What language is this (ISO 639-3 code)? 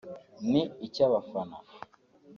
kin